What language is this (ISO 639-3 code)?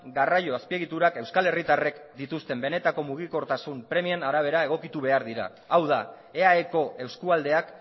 eus